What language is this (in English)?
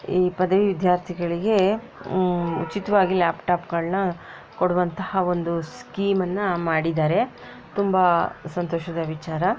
Kannada